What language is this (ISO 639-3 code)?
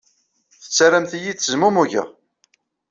kab